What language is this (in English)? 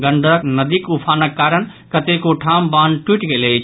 Maithili